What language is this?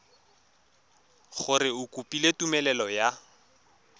Tswana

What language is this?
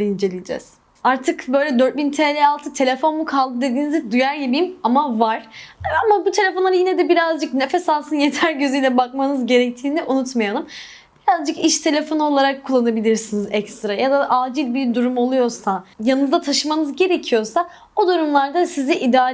Turkish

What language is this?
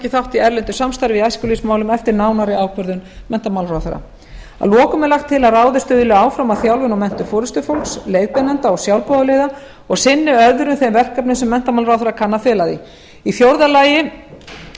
Icelandic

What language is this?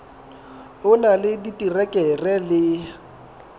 Southern Sotho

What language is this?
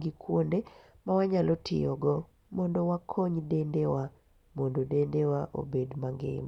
Luo (Kenya and Tanzania)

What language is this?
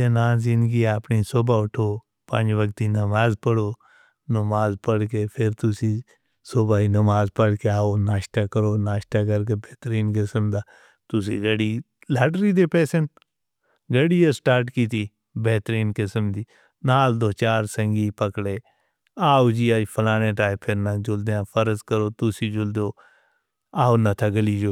Northern Hindko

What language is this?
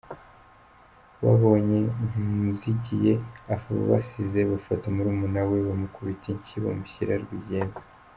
Kinyarwanda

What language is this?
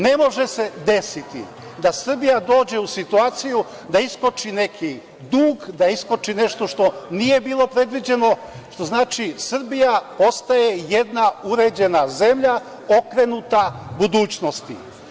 Serbian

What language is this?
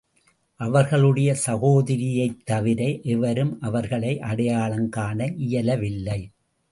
Tamil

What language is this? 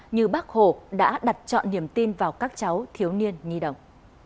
Vietnamese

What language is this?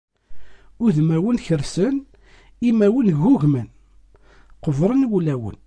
Kabyle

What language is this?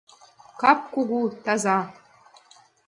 Mari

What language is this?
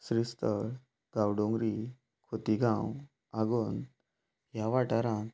Konkani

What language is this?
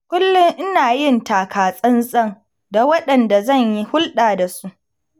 Hausa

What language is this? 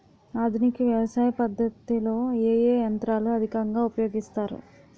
Telugu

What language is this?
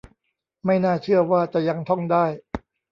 Thai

